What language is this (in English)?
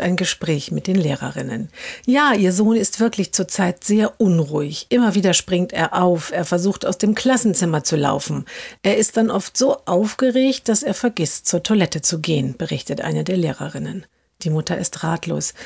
German